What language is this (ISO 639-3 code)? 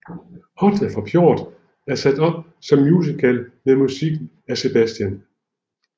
dan